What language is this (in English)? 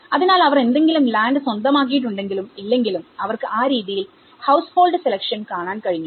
Malayalam